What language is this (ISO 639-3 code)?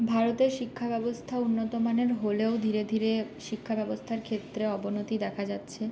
ben